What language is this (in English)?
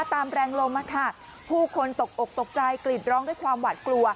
Thai